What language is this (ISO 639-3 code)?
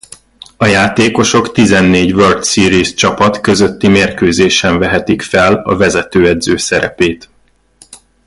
hun